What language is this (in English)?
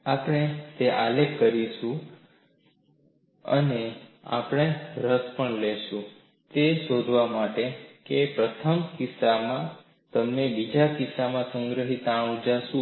Gujarati